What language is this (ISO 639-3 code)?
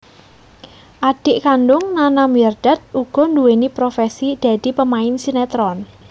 jav